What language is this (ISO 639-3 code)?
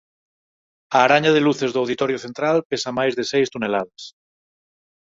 glg